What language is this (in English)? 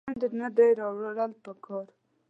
Pashto